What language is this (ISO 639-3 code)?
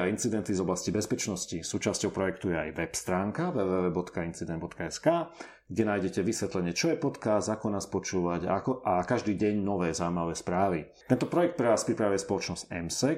slk